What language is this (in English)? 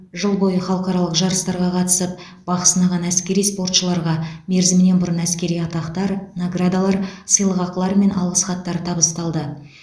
Kazakh